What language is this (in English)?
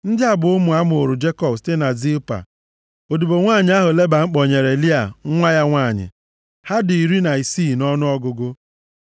Igbo